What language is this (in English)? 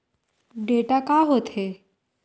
Chhattisgarhi